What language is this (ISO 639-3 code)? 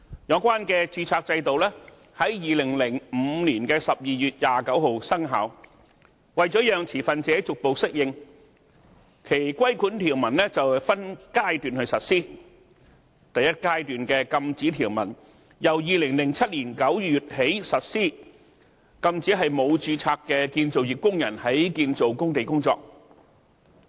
yue